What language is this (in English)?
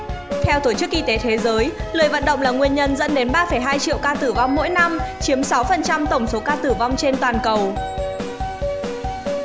Vietnamese